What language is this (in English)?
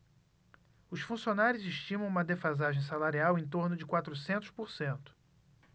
Portuguese